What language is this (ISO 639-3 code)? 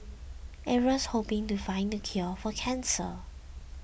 eng